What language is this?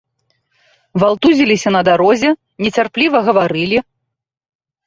Belarusian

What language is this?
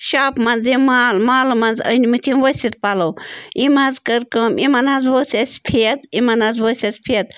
Kashmiri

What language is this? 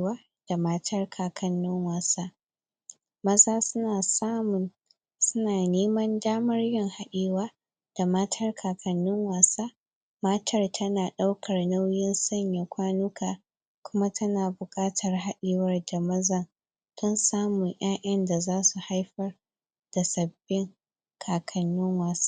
Hausa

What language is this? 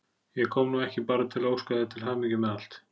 Icelandic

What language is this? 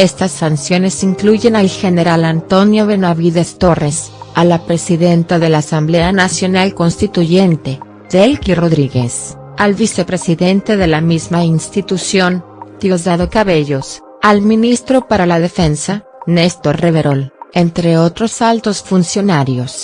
Spanish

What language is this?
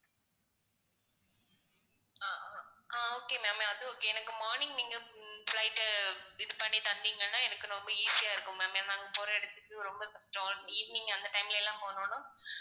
Tamil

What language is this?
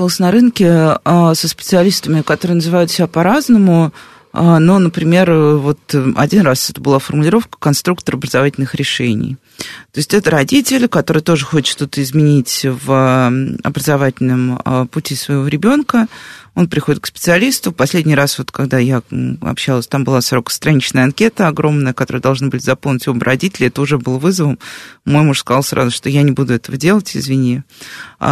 Russian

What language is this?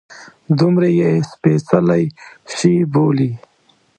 Pashto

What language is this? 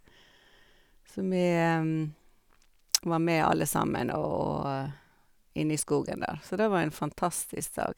Norwegian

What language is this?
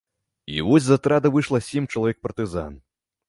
Belarusian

